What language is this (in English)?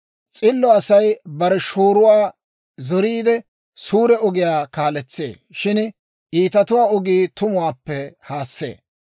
Dawro